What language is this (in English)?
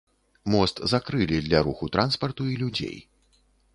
Belarusian